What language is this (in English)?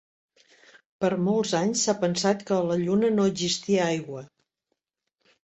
Catalan